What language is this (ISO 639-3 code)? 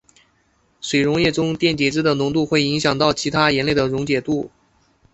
zho